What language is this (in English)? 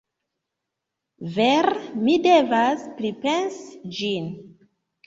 Esperanto